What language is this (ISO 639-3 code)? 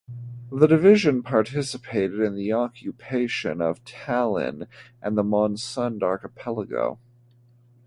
eng